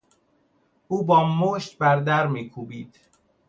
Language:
Persian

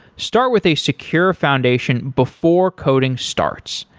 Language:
English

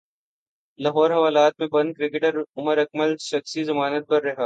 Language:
Urdu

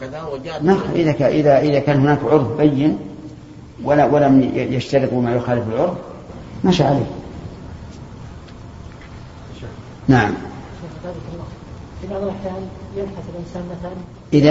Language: Arabic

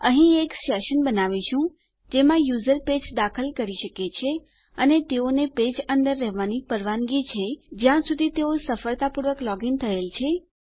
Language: Gujarati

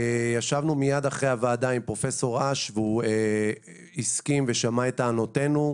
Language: Hebrew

